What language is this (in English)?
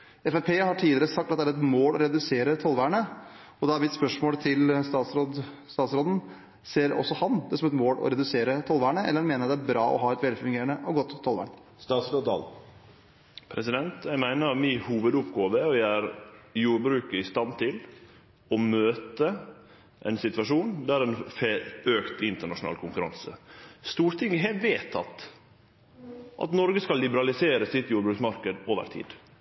Norwegian